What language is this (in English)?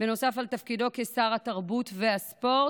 Hebrew